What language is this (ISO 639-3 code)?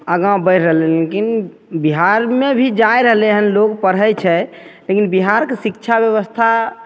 mai